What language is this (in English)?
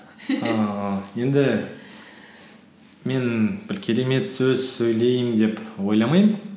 Kazakh